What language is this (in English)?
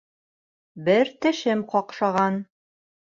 Bashkir